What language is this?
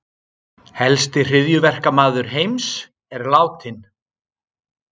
Icelandic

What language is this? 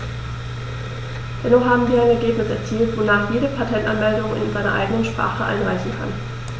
German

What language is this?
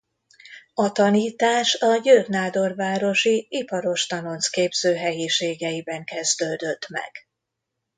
Hungarian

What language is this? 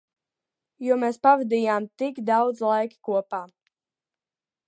Latvian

